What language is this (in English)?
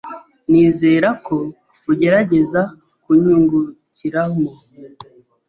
Kinyarwanda